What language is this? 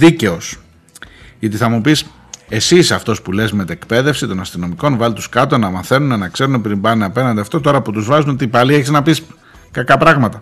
Greek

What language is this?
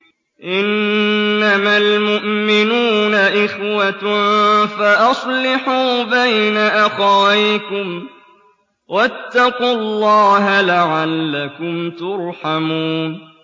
Arabic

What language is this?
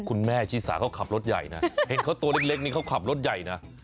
Thai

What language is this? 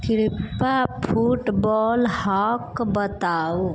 Maithili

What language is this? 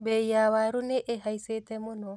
Kikuyu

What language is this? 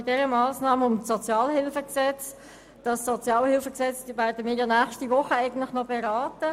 Swiss German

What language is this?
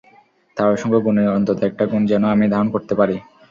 Bangla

